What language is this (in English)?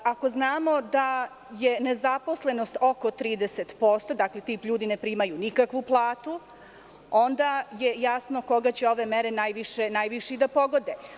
Serbian